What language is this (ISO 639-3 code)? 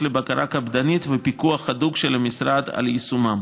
heb